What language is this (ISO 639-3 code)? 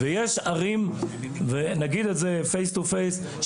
heb